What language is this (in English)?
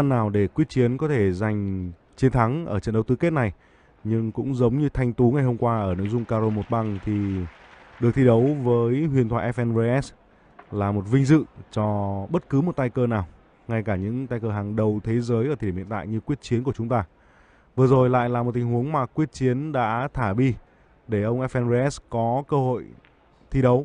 Vietnamese